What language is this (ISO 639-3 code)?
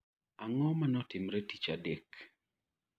luo